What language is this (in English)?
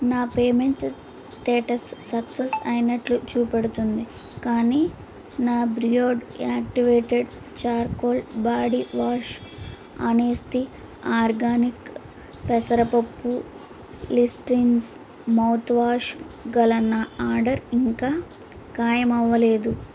Telugu